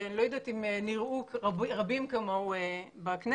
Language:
Hebrew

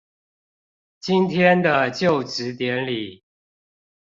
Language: Chinese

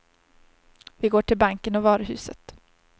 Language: Swedish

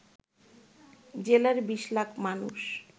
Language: Bangla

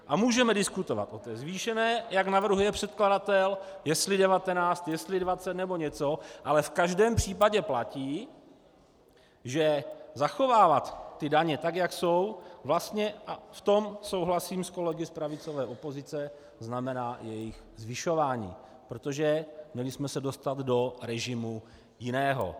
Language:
Czech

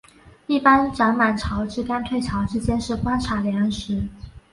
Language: Chinese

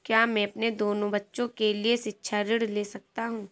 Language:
Hindi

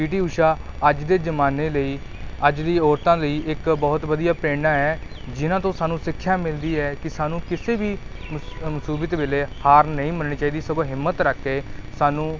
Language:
Punjabi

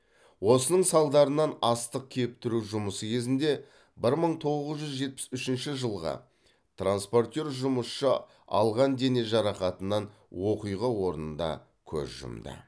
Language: Kazakh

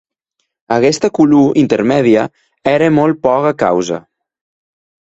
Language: Occitan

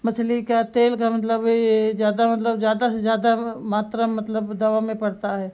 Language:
Hindi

